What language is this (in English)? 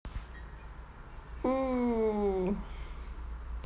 Russian